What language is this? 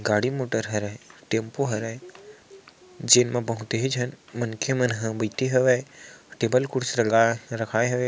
Chhattisgarhi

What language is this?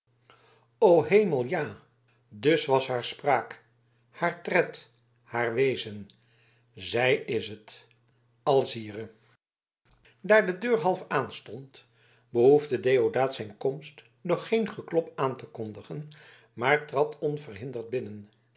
Dutch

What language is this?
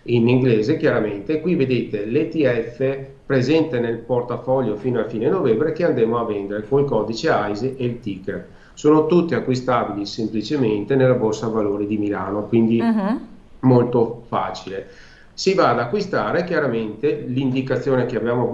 Italian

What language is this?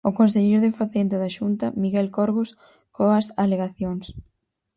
Galician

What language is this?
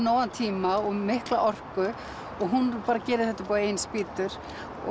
Icelandic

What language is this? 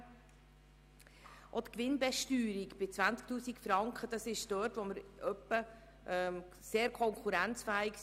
Swiss German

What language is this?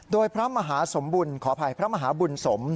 Thai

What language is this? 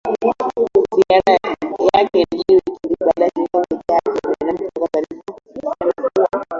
Swahili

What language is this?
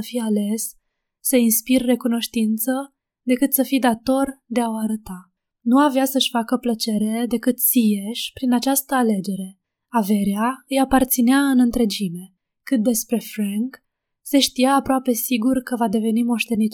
Romanian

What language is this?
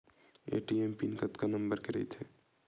Chhattisgarhi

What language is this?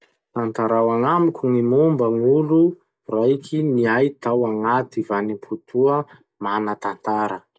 Masikoro Malagasy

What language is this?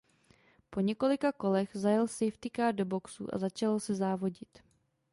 Czech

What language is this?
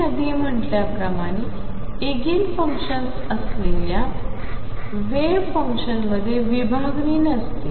Marathi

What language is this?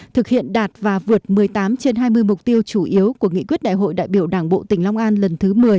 Vietnamese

